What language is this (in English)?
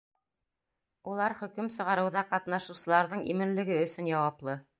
Bashkir